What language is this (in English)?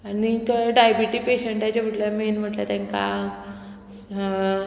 Konkani